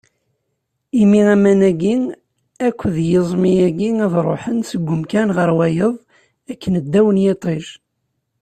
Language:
Kabyle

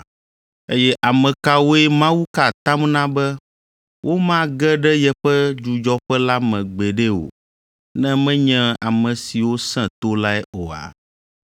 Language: Ewe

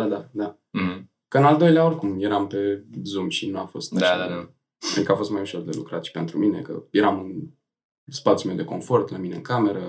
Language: Romanian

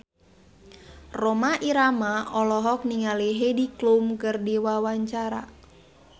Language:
Sundanese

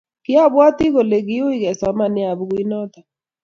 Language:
Kalenjin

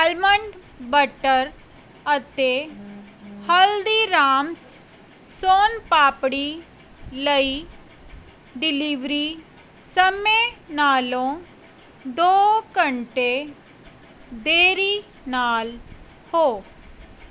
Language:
Punjabi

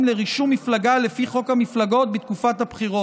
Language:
Hebrew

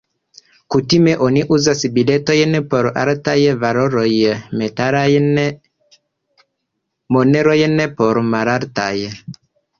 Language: Esperanto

